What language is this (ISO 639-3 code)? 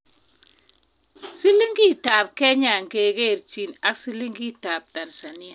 kln